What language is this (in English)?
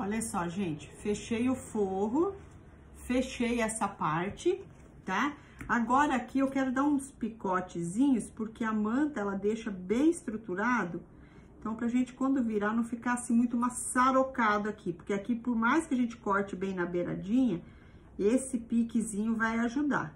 Portuguese